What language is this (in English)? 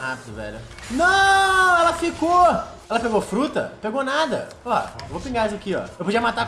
Portuguese